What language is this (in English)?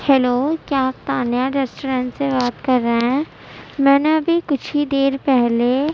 Urdu